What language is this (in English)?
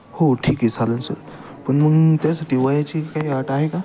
Marathi